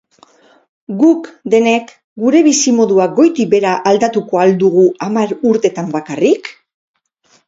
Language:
Basque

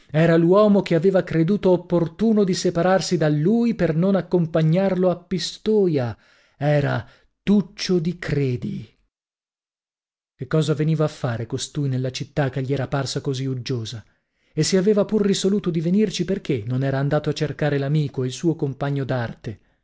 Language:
Italian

